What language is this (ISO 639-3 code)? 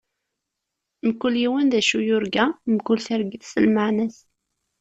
kab